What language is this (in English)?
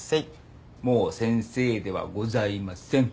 Japanese